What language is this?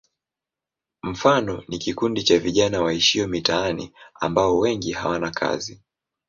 Swahili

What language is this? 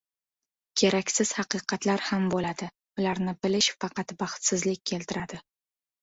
Uzbek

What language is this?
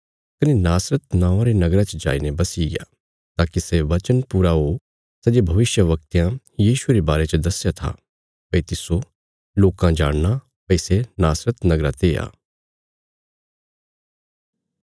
Bilaspuri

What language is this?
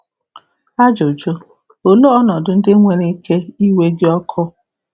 Igbo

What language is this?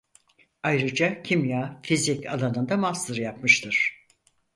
Turkish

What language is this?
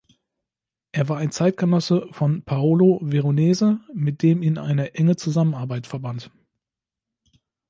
German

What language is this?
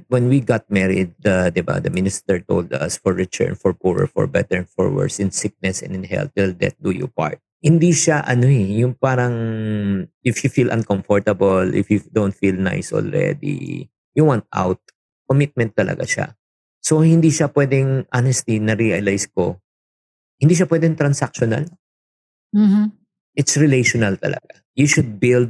Filipino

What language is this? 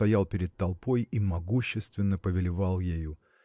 Russian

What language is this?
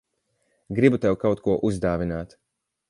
Latvian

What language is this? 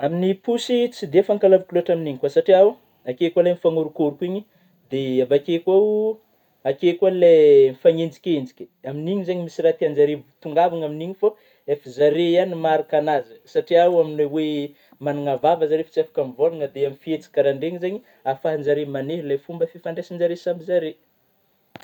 Northern Betsimisaraka Malagasy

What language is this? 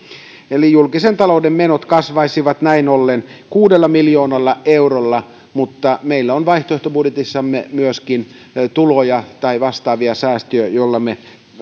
Finnish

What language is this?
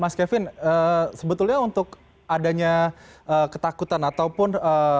Indonesian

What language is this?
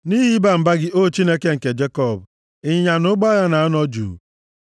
Igbo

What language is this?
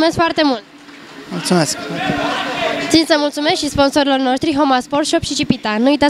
Romanian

